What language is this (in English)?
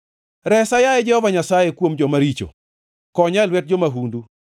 Luo (Kenya and Tanzania)